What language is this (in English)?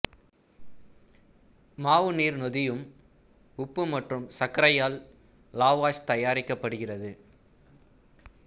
Tamil